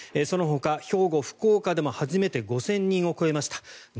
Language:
Japanese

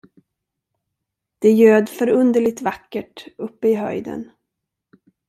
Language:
Swedish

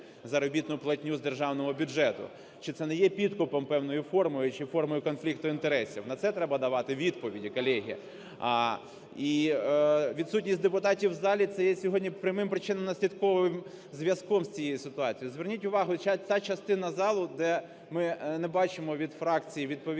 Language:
Ukrainian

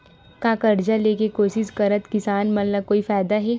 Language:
Chhattisgarhi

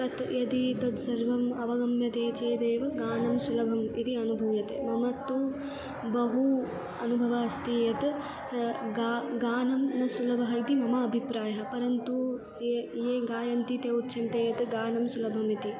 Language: Sanskrit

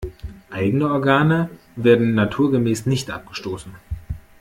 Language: German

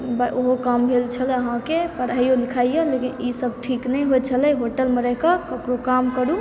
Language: Maithili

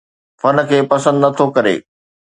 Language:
Sindhi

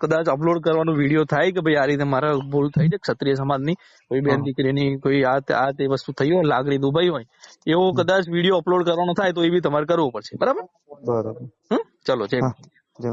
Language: Gujarati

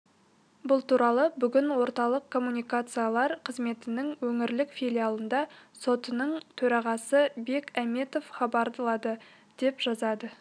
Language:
Kazakh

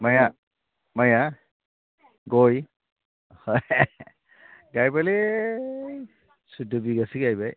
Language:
Bodo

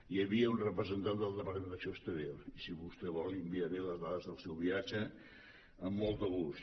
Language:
Catalan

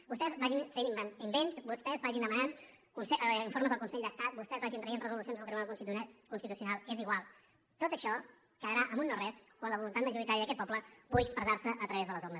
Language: Catalan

